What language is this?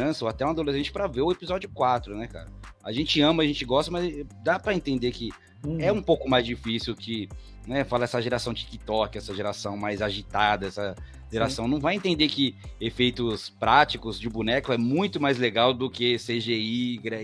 Portuguese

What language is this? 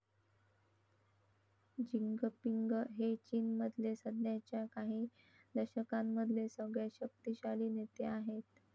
Marathi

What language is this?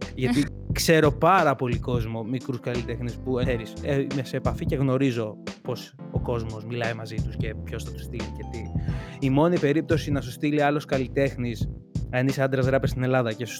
Greek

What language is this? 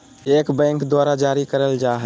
Magahi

